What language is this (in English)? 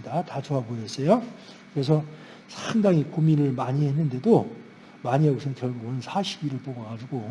Korean